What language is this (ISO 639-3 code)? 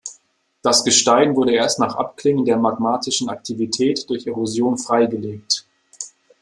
deu